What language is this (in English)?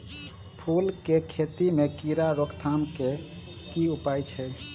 Maithili